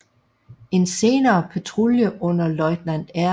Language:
Danish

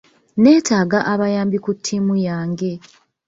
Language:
Ganda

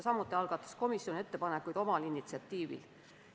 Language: Estonian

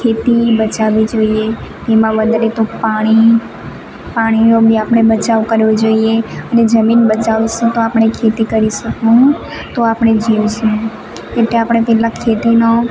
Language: Gujarati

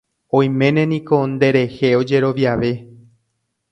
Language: Guarani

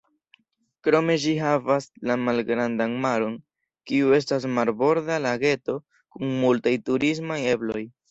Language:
Esperanto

